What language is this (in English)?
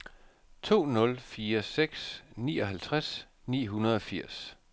Danish